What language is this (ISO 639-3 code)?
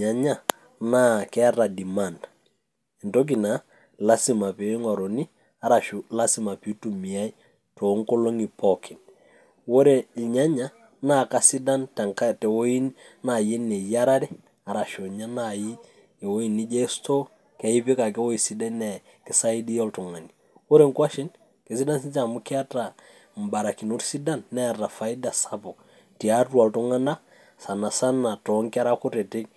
mas